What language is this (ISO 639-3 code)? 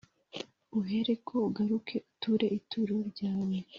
kin